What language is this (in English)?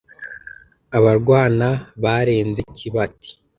Kinyarwanda